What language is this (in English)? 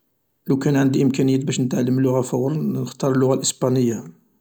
Algerian Arabic